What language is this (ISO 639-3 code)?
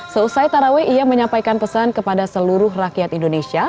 ind